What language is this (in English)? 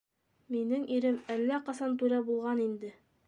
Bashkir